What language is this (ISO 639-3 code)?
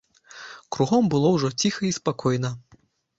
bel